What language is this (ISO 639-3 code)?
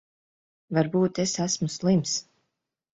lav